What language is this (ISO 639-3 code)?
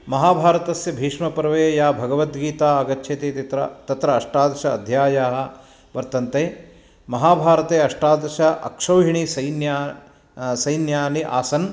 san